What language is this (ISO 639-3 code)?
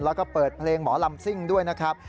tha